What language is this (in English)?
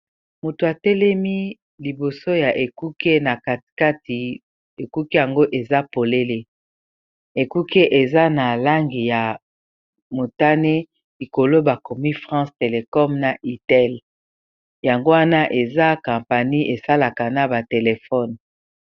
Lingala